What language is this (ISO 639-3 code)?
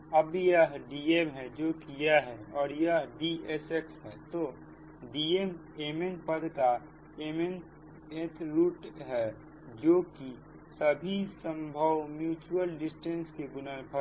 hin